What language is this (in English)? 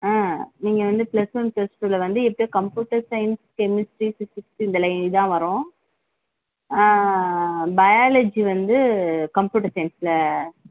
Tamil